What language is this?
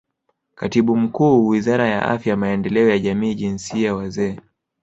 Swahili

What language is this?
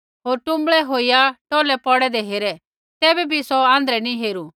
Kullu Pahari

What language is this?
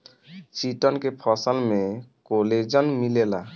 Bhojpuri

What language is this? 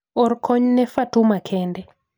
Luo (Kenya and Tanzania)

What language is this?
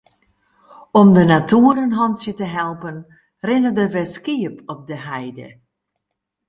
Western Frisian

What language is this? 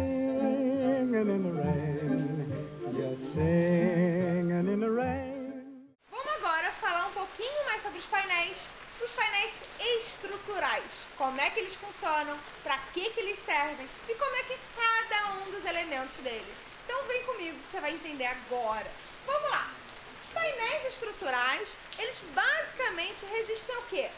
Portuguese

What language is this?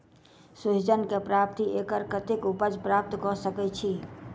Maithili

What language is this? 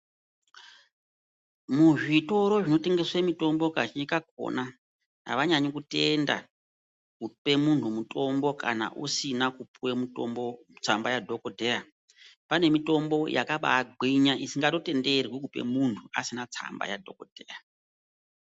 Ndau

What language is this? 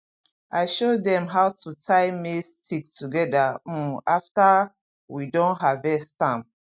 Nigerian Pidgin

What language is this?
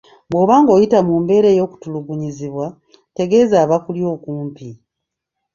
Ganda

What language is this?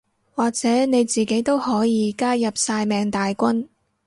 Cantonese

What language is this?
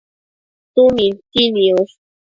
Matsés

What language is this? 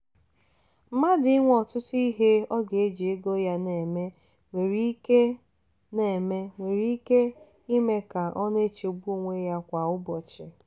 Igbo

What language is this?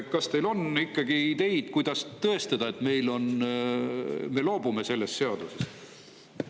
Estonian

